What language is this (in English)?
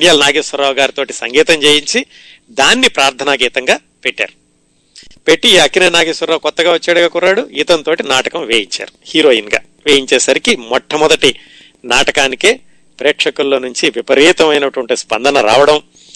Telugu